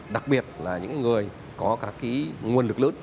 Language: Vietnamese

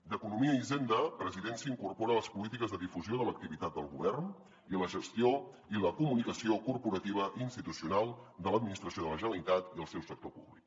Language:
Catalan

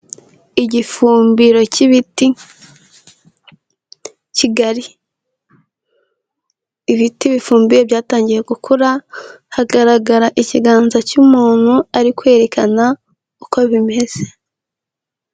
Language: Kinyarwanda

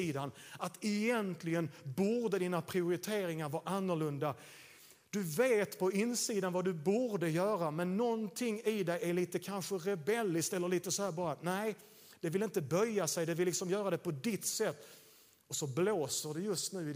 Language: Swedish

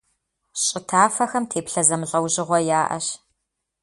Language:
Kabardian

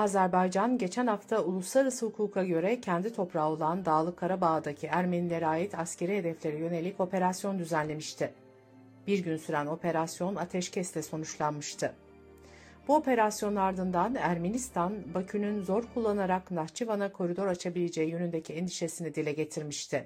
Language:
Turkish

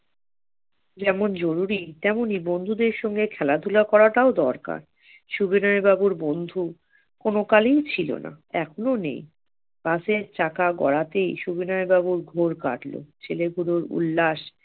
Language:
Bangla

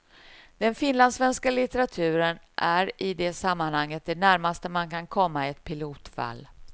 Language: Swedish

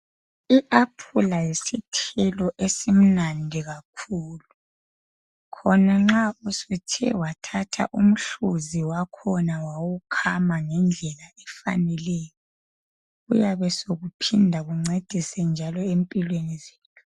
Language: North Ndebele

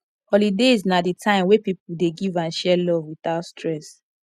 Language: Nigerian Pidgin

